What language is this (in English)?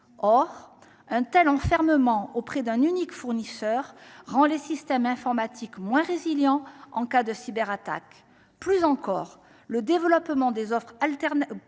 French